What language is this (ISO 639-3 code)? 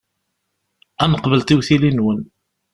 kab